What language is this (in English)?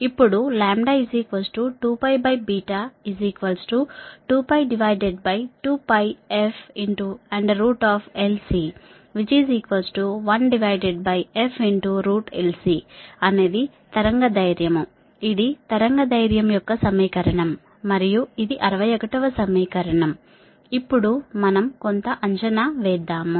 Telugu